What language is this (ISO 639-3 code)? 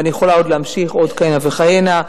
heb